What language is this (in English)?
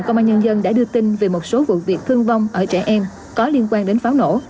Vietnamese